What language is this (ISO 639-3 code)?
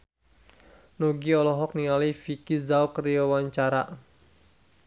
sun